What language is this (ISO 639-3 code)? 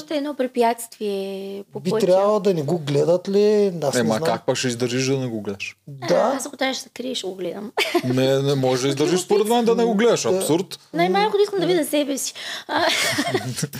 bul